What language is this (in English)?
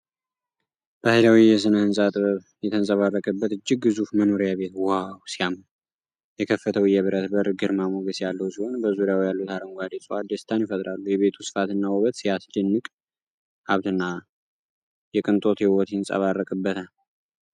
Amharic